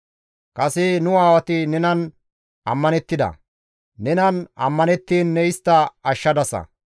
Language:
Gamo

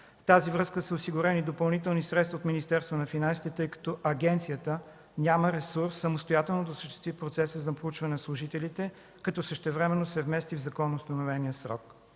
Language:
Bulgarian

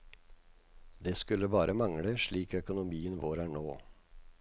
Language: Norwegian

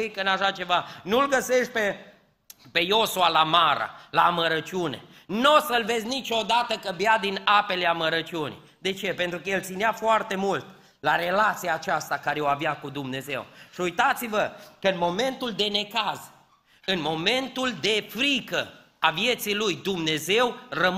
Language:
Romanian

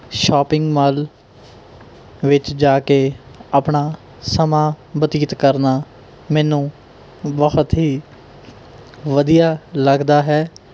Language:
Punjabi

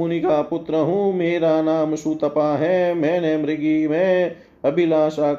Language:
Hindi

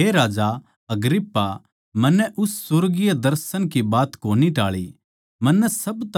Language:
Haryanvi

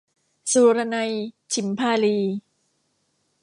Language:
Thai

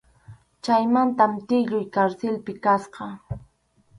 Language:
Arequipa-La Unión Quechua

